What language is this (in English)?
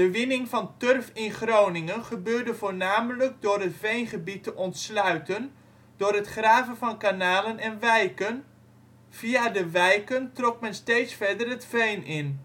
Dutch